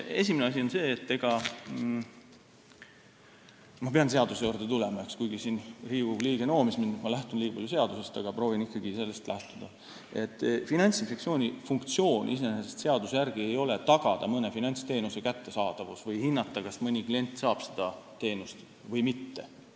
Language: Estonian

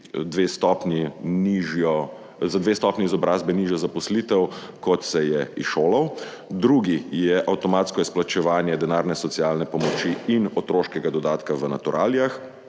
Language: Slovenian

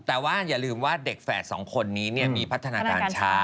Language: Thai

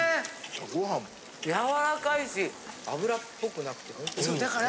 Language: Japanese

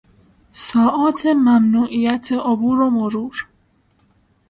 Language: Persian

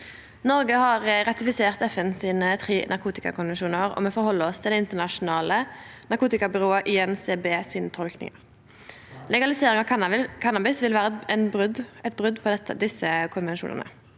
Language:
Norwegian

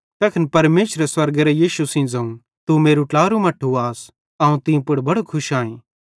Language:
Bhadrawahi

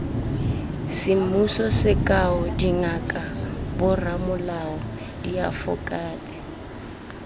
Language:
Tswana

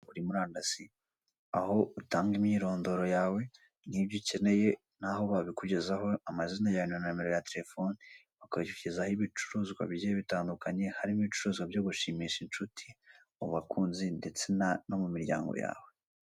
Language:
Kinyarwanda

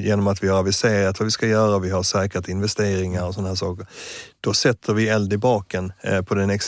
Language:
Swedish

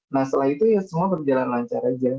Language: Indonesian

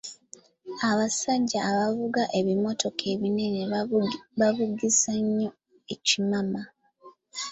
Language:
Ganda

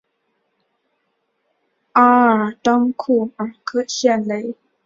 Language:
Chinese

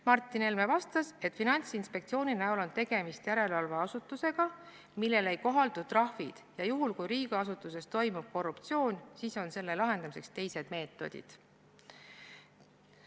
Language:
Estonian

